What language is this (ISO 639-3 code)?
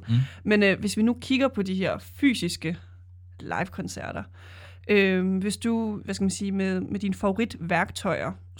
dan